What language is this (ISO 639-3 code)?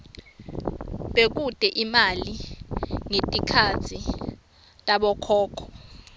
ssw